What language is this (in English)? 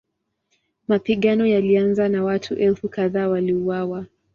Swahili